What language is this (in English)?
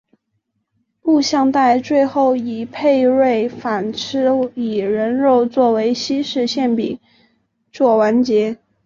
Chinese